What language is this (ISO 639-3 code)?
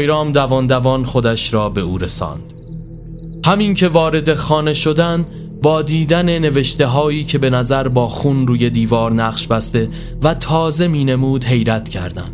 fas